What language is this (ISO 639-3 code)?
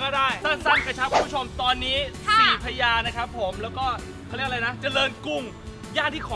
tha